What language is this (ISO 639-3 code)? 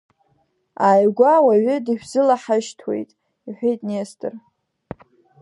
abk